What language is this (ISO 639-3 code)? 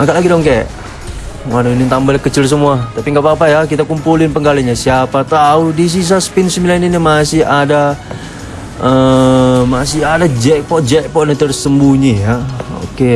ind